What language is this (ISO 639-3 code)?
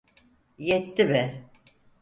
tur